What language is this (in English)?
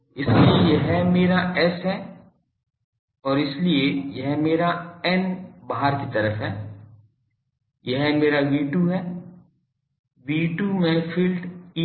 Hindi